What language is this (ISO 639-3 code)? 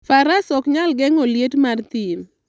luo